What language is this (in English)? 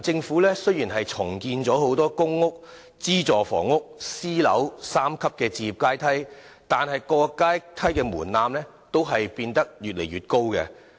Cantonese